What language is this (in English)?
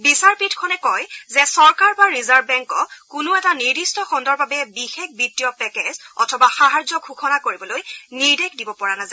Assamese